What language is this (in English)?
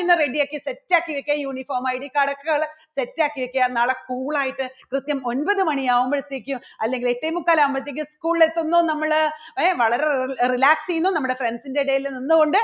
Malayalam